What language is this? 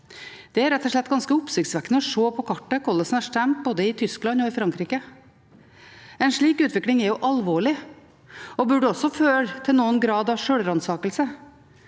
Norwegian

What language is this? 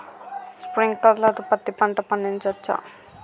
Telugu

